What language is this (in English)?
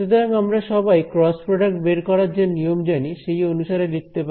Bangla